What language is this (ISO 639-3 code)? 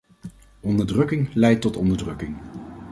nld